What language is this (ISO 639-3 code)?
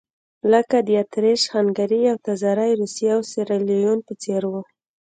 pus